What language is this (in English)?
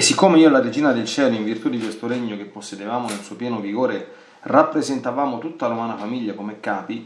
Italian